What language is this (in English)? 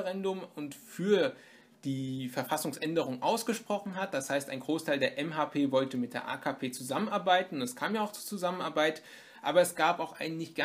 German